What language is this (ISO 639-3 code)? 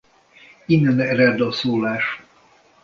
hun